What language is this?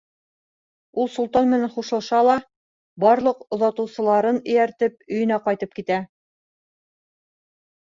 Bashkir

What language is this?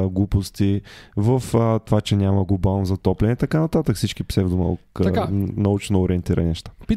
Bulgarian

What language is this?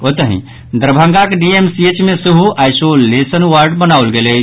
Maithili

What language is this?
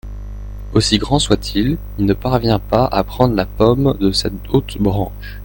French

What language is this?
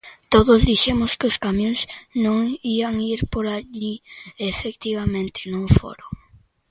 Galician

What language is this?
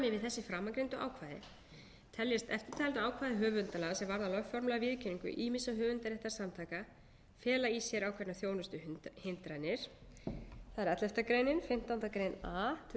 Icelandic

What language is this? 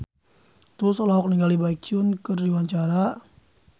Sundanese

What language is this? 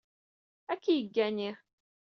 Kabyle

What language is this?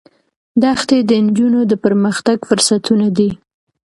Pashto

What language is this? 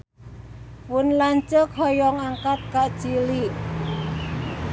Sundanese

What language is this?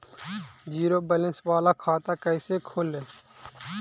Magahi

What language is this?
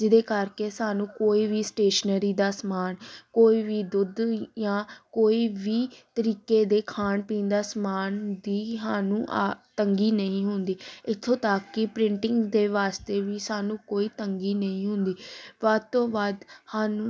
Punjabi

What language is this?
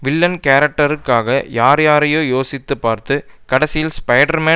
Tamil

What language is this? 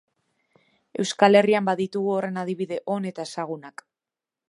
Basque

